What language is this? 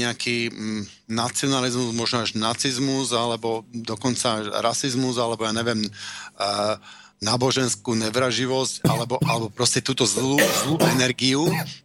Slovak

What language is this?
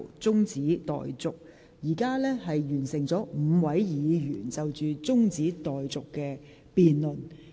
Cantonese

